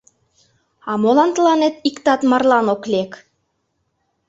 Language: Mari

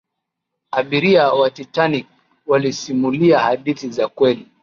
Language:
Swahili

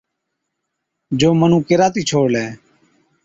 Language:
Od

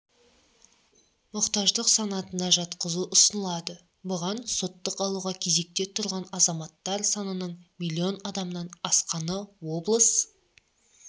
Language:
Kazakh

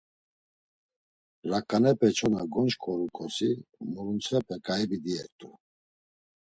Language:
Laz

